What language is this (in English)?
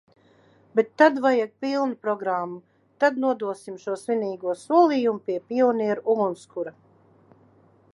Latvian